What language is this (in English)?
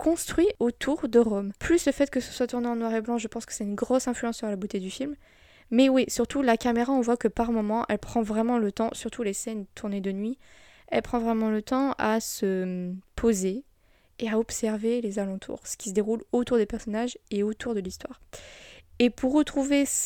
French